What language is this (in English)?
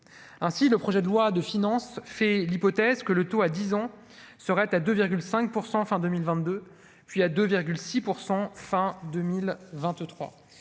French